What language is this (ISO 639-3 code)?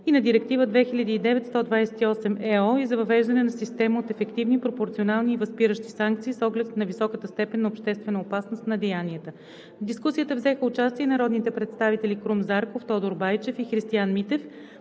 bul